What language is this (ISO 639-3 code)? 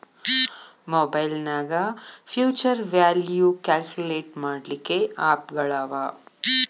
kan